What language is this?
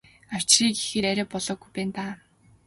Mongolian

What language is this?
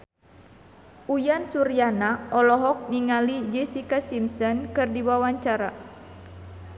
Sundanese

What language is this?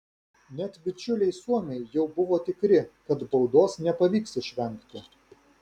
Lithuanian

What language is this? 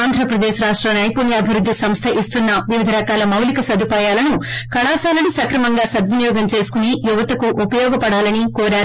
Telugu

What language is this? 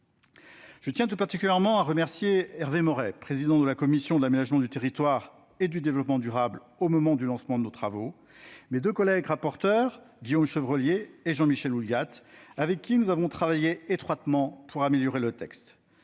French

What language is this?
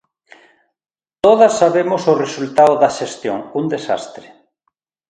Galician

